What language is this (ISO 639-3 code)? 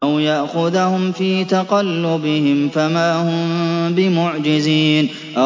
ara